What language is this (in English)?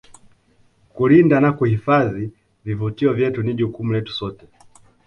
Swahili